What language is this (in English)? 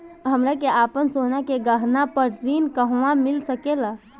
Bhojpuri